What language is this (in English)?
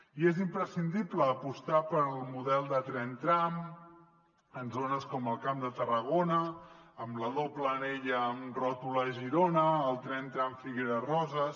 Catalan